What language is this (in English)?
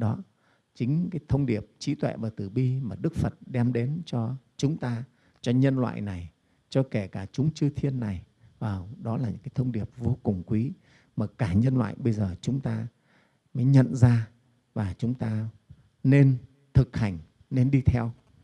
Vietnamese